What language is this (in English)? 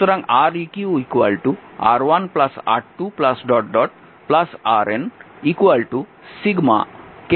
Bangla